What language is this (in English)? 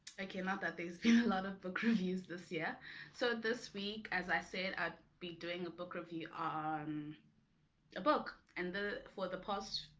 English